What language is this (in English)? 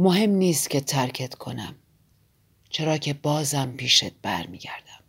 Persian